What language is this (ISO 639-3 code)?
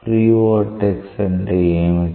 tel